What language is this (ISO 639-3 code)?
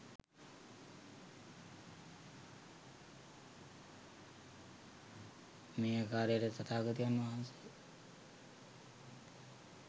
sin